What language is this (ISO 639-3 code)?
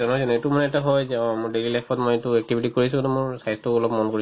asm